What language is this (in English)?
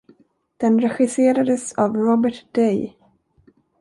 Swedish